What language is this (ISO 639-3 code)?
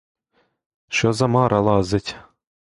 ukr